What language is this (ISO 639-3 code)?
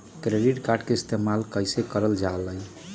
mag